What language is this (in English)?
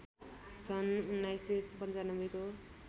Nepali